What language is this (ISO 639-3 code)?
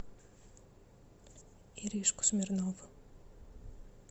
rus